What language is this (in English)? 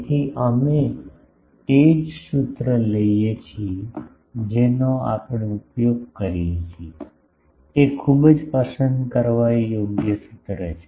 Gujarati